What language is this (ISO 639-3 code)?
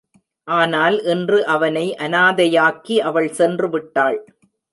tam